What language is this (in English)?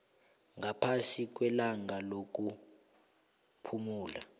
South Ndebele